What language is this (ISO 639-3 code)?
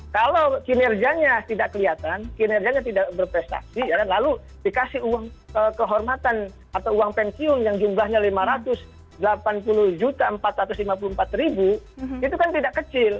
ind